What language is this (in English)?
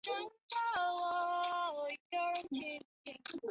Chinese